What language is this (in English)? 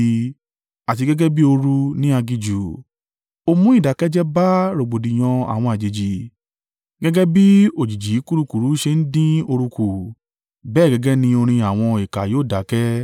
Yoruba